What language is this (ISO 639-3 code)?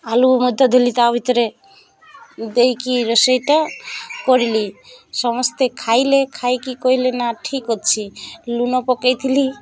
ori